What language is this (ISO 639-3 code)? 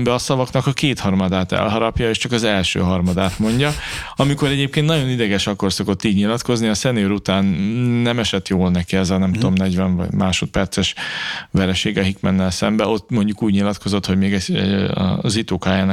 hun